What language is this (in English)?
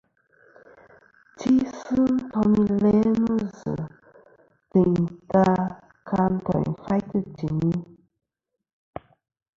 Kom